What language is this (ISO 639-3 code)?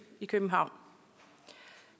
dan